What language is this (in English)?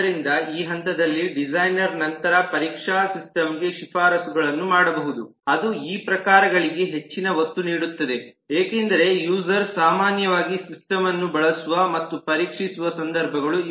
Kannada